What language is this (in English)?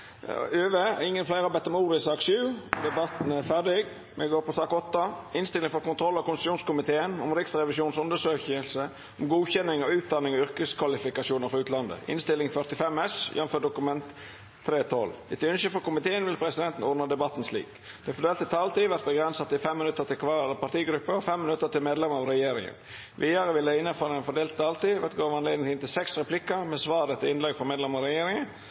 Norwegian Nynorsk